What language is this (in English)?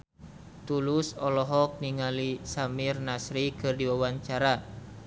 Sundanese